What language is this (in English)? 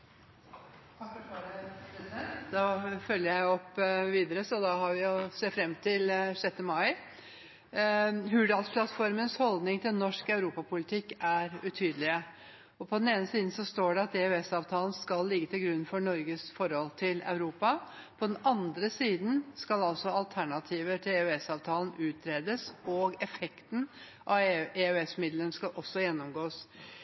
Norwegian